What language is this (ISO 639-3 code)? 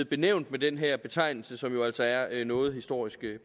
dan